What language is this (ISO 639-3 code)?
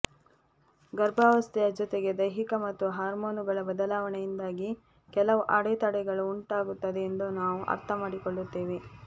kan